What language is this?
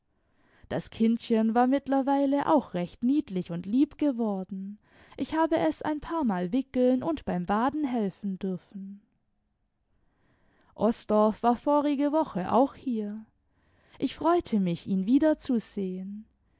German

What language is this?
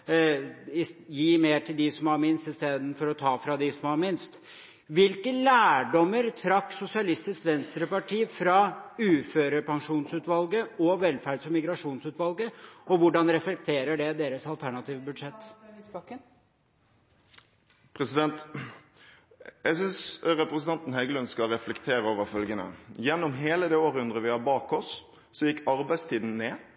Norwegian Bokmål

